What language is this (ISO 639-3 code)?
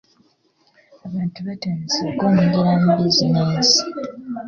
lug